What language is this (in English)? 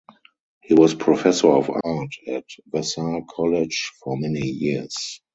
English